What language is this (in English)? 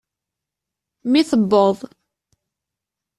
Kabyle